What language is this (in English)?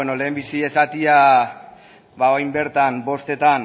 Basque